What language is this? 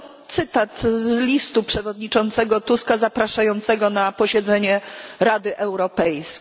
Polish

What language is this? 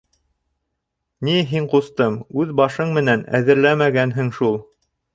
Bashkir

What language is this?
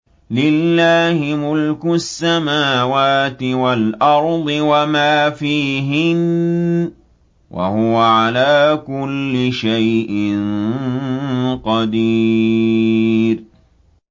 Arabic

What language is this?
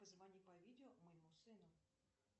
Russian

